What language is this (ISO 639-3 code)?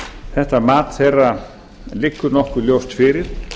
isl